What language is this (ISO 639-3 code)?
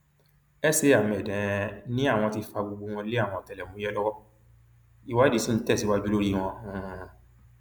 yor